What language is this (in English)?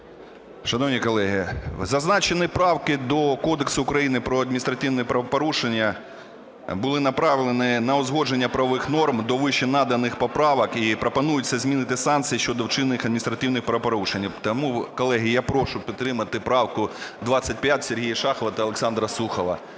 Ukrainian